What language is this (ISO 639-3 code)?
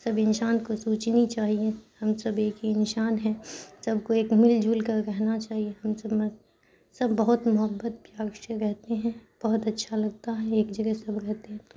urd